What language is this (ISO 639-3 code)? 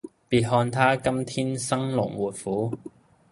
yue